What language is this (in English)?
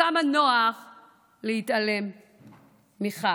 Hebrew